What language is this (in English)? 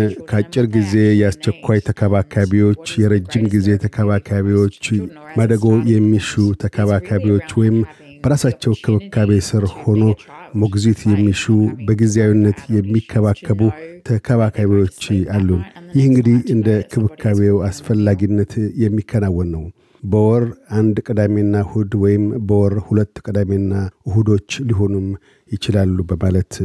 Amharic